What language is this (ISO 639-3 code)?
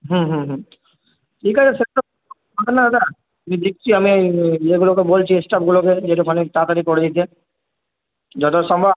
ben